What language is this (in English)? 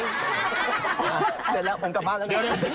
Thai